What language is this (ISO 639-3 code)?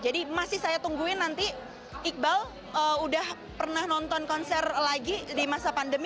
ind